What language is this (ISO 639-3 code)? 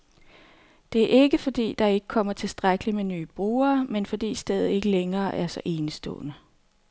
dan